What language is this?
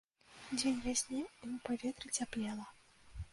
Belarusian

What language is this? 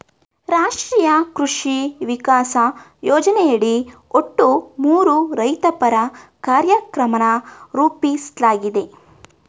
Kannada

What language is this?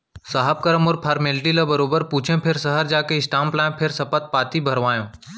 Chhattisgarhi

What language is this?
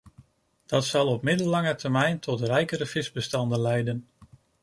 Dutch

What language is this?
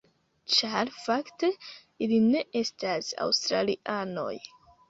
Esperanto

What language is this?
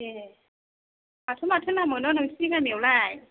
Bodo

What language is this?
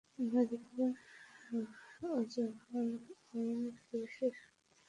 Bangla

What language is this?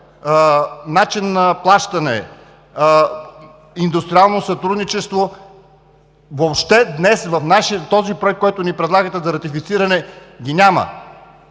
Bulgarian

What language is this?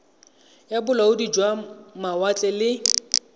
Tswana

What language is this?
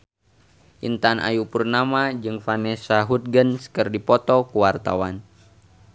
Sundanese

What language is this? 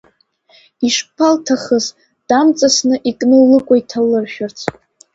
Abkhazian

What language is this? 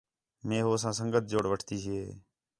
Khetrani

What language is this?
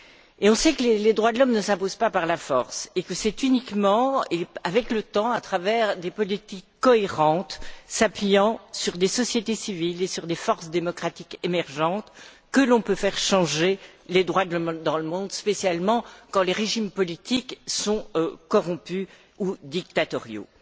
French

